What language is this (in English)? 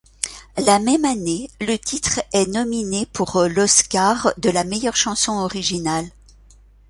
French